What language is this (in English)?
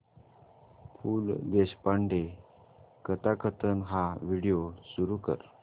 Marathi